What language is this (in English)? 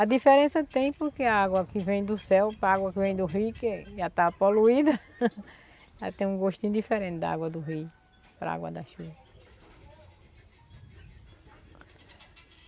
Portuguese